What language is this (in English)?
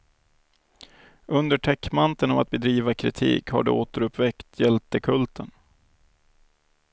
Swedish